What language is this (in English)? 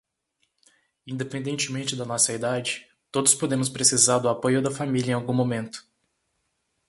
Portuguese